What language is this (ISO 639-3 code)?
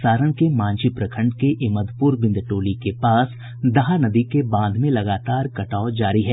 hin